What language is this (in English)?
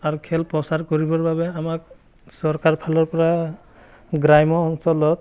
Assamese